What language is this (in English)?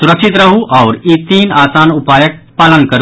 Maithili